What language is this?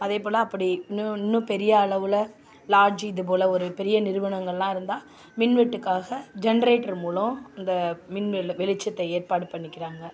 Tamil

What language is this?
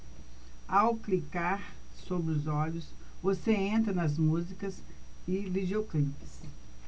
Portuguese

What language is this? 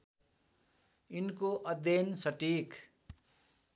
Nepali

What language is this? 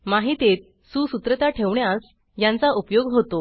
Marathi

